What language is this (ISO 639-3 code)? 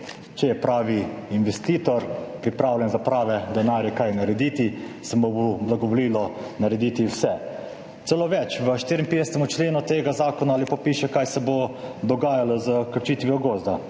slv